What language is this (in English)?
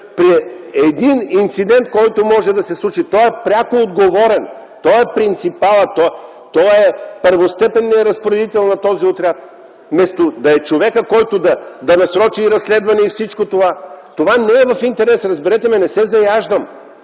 Bulgarian